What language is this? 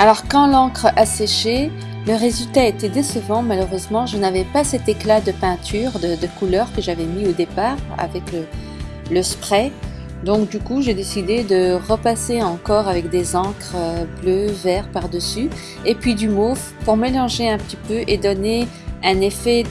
French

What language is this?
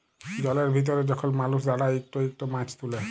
Bangla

